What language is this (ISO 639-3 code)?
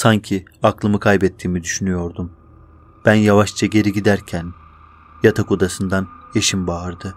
tur